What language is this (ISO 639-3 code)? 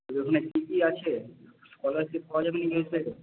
ben